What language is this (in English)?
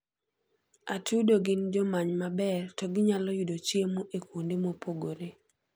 Luo (Kenya and Tanzania)